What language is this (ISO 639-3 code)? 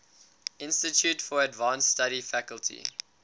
eng